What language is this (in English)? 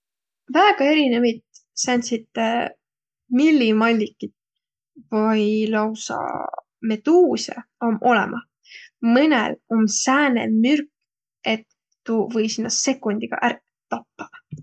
Võro